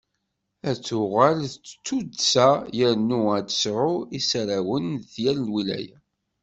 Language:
Kabyle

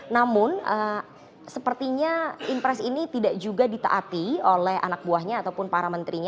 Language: Indonesian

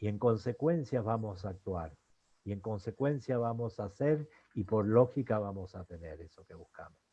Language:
Spanish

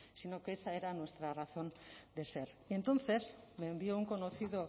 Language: Spanish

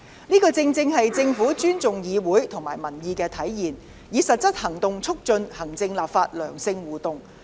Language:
Cantonese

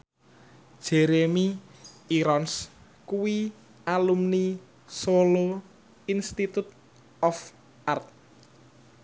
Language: Javanese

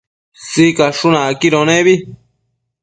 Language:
Matsés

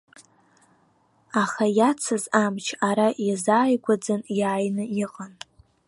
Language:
Abkhazian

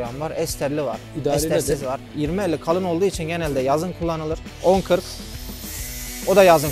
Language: Turkish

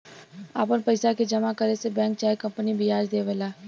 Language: Bhojpuri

